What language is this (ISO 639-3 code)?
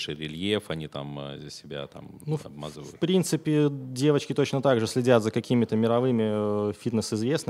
rus